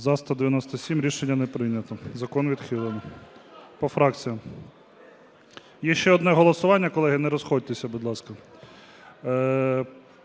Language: Ukrainian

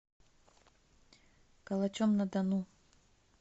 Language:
Russian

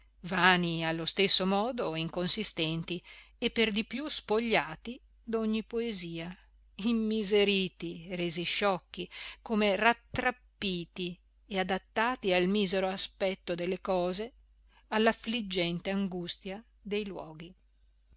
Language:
Italian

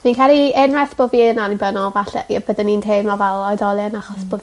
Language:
Welsh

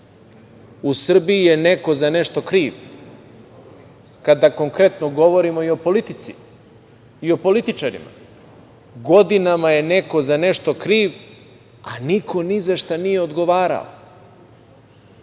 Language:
Serbian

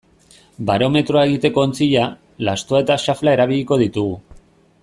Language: Basque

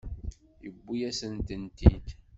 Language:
Kabyle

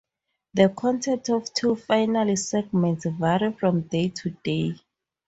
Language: English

